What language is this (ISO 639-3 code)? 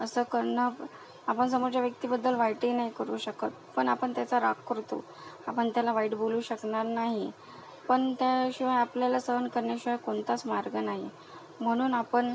mar